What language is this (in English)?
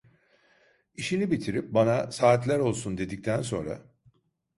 Turkish